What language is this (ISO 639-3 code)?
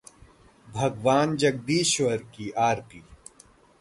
hin